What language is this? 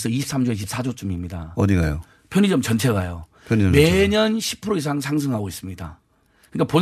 Korean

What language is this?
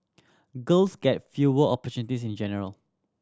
English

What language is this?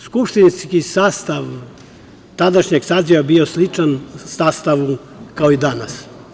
Serbian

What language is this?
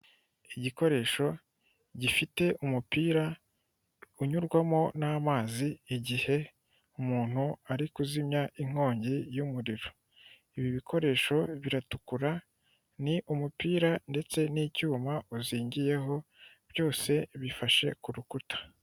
Kinyarwanda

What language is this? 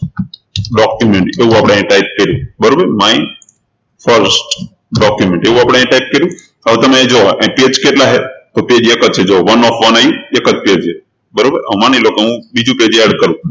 Gujarati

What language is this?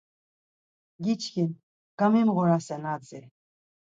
Laz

